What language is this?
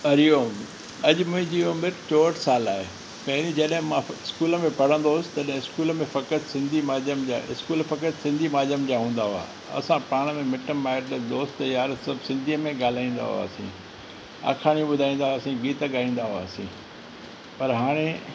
Sindhi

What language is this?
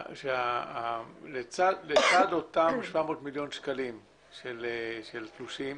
Hebrew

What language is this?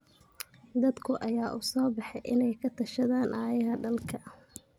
Somali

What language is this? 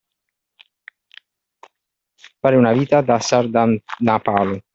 Italian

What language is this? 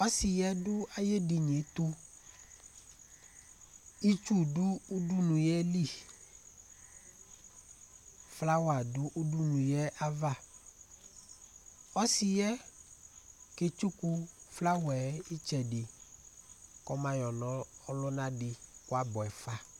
Ikposo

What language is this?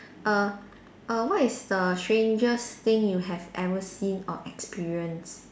English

